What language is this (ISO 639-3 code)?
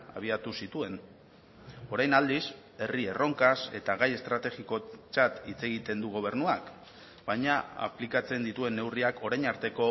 eus